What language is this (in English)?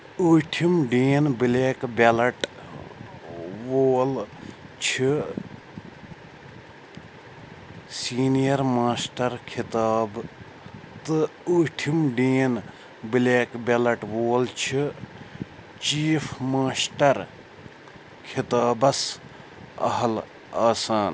Kashmiri